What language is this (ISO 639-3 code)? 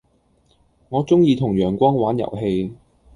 yue